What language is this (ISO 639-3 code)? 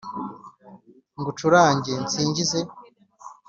kin